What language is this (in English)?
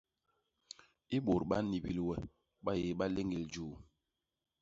Basaa